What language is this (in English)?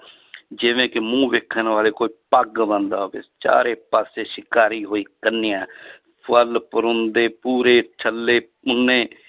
Punjabi